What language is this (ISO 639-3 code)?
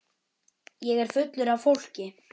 isl